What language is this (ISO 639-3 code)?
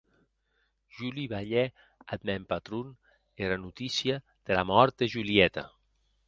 oci